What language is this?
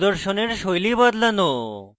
Bangla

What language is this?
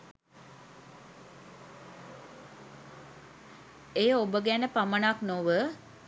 Sinhala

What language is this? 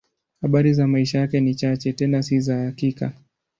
Swahili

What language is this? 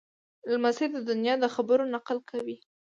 Pashto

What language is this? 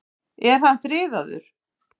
Icelandic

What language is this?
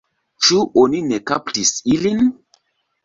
Esperanto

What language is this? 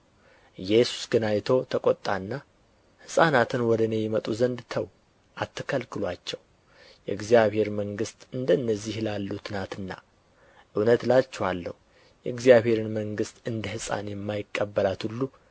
Amharic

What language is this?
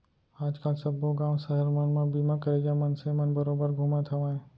Chhattisgarhi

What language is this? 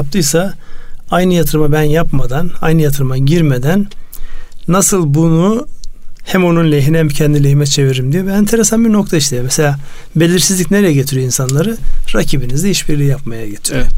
Turkish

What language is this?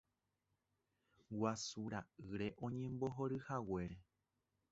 Guarani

